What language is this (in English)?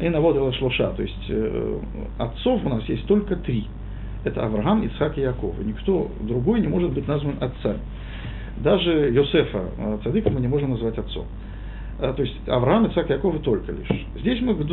Russian